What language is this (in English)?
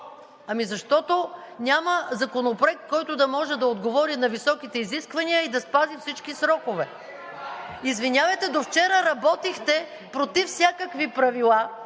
Bulgarian